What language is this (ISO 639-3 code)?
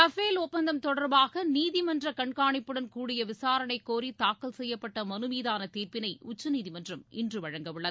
tam